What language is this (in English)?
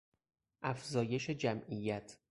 Persian